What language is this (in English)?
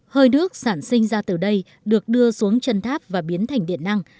Vietnamese